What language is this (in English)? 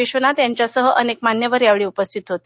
Marathi